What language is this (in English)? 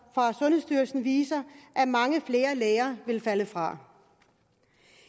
Danish